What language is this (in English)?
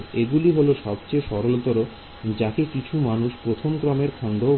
Bangla